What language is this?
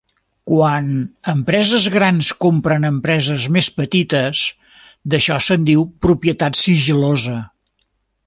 Catalan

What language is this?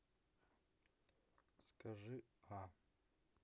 Russian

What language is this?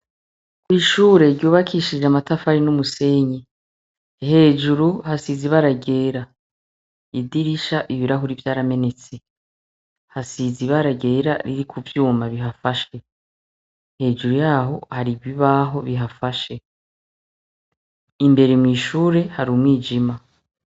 Rundi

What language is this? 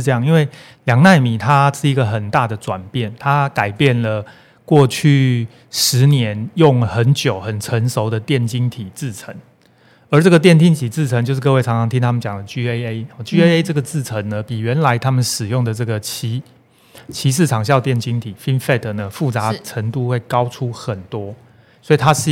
Chinese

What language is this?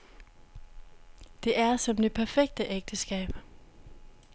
Danish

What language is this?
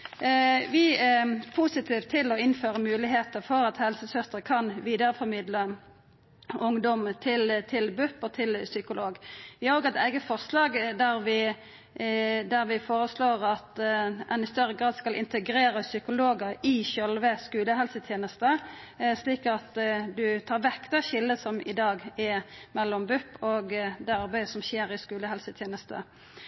Norwegian Nynorsk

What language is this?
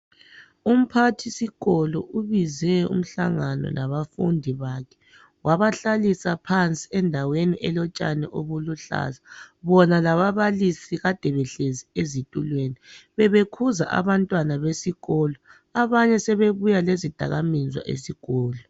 North Ndebele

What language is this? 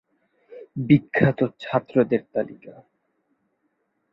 Bangla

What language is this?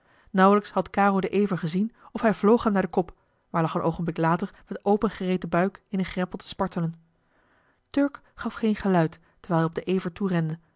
Dutch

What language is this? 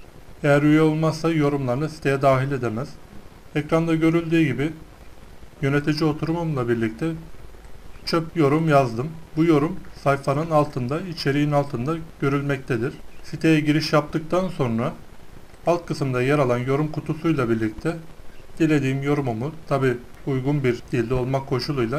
Turkish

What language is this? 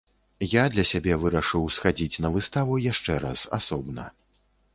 Belarusian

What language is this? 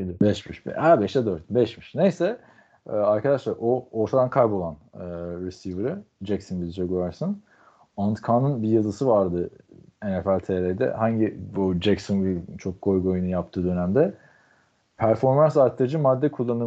Turkish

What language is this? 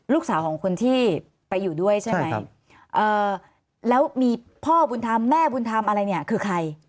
Thai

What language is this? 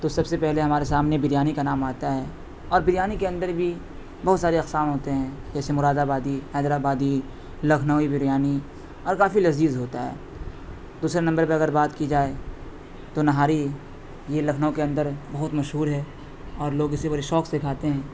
Urdu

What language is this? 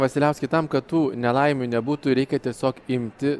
Lithuanian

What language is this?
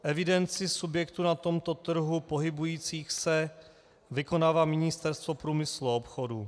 Czech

